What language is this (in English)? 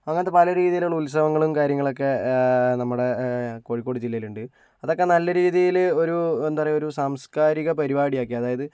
Malayalam